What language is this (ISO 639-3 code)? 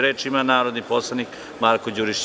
srp